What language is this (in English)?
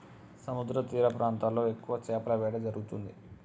Telugu